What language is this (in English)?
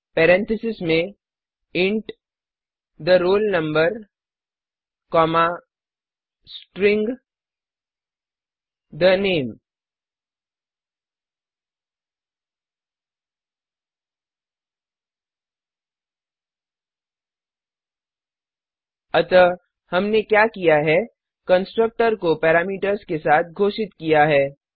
Hindi